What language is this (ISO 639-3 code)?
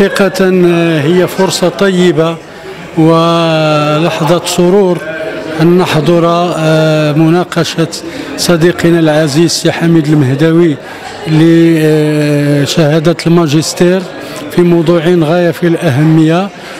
ara